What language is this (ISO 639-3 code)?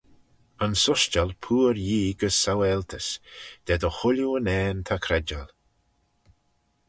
glv